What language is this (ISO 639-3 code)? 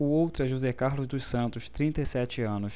por